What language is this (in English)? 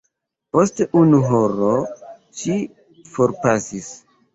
Esperanto